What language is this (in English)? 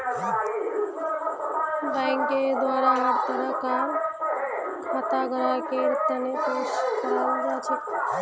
Magahi